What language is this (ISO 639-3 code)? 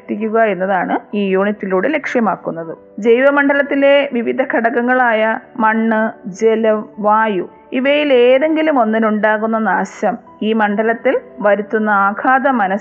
mal